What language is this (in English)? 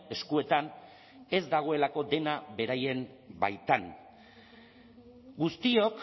Basque